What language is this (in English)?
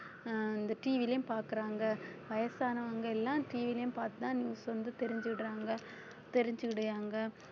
Tamil